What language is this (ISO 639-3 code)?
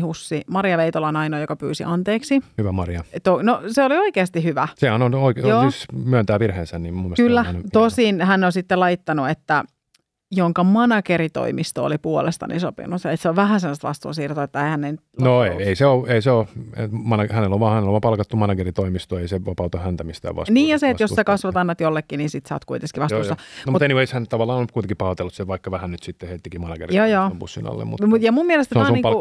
fin